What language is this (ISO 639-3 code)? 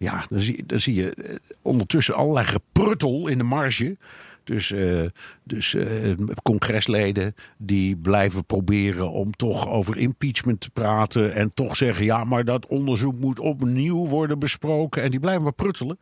nld